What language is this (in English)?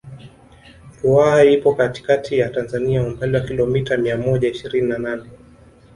Swahili